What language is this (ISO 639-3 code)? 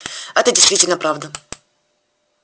rus